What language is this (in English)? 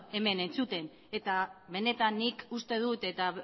Basque